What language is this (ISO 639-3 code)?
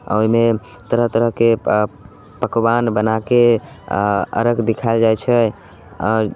mai